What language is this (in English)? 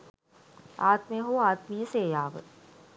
Sinhala